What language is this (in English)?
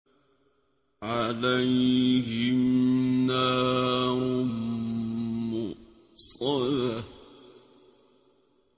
Arabic